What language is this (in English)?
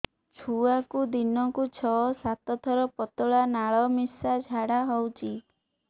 Odia